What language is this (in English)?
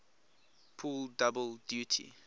English